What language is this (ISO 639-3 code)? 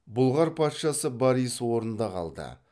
kaz